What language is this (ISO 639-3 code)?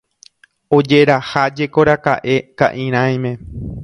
grn